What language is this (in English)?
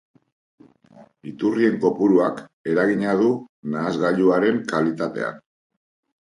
Basque